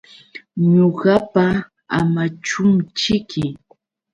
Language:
Yauyos Quechua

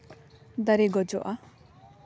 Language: Santali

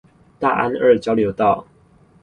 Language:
Chinese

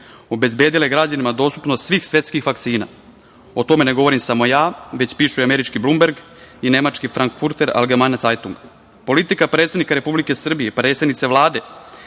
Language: Serbian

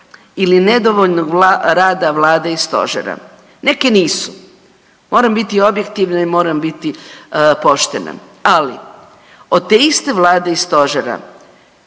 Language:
Croatian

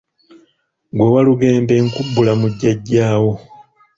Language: Ganda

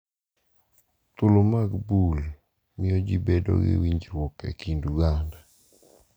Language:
Luo (Kenya and Tanzania)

